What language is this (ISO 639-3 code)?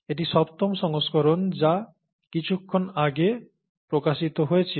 ben